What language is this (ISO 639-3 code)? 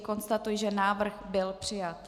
ces